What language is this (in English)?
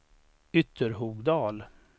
Swedish